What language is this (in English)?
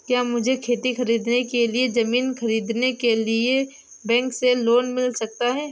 Hindi